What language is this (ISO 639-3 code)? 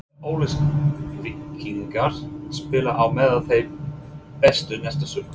isl